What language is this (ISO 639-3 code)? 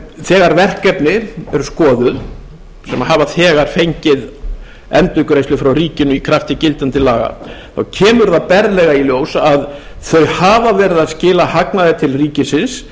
isl